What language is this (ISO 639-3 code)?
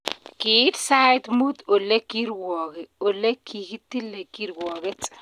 kln